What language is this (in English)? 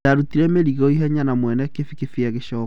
Kikuyu